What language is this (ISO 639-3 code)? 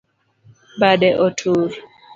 luo